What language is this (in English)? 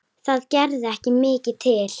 Icelandic